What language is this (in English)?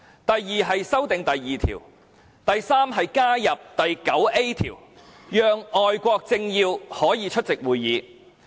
Cantonese